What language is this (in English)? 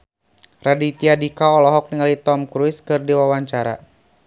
Sundanese